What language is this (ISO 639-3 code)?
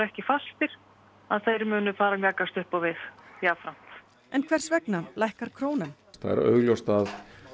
isl